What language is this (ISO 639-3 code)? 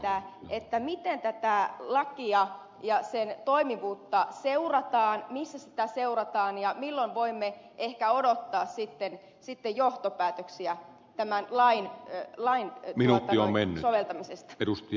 fin